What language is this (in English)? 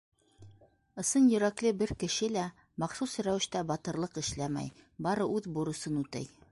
Bashkir